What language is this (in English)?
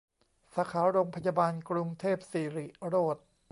Thai